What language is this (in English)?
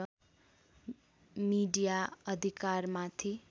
Nepali